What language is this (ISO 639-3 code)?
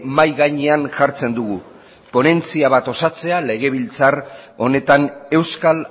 eus